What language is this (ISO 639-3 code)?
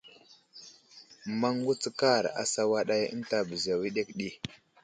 udl